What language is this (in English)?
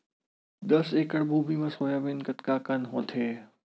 Chhattisgarhi